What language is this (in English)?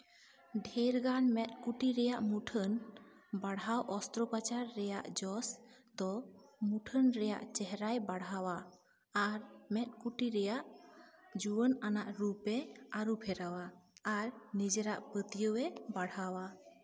Santali